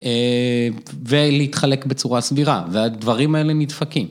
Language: Hebrew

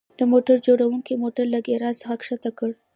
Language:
Pashto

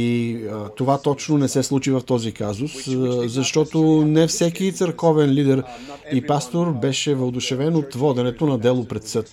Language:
Bulgarian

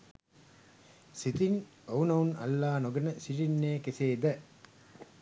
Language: Sinhala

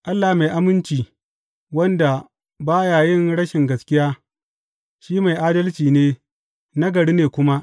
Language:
Hausa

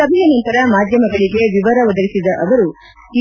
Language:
Kannada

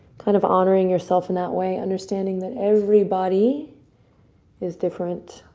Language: English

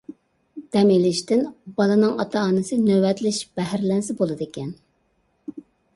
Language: Uyghur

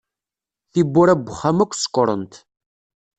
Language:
Kabyle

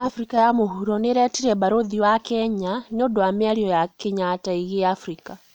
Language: Kikuyu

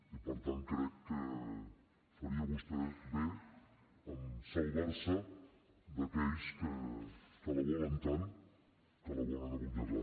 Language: Catalan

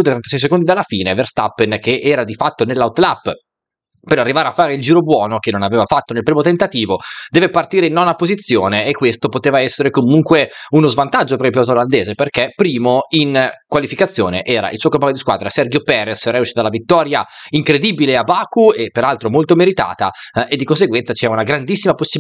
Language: Italian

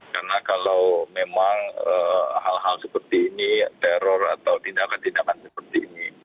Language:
Indonesian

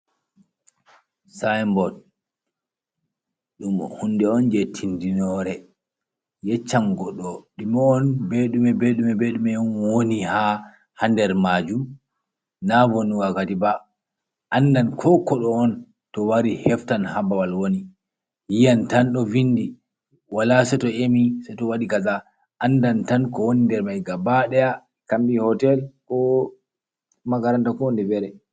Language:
Fula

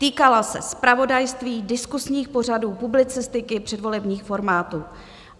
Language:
Czech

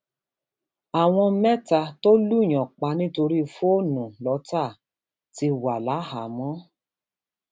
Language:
Yoruba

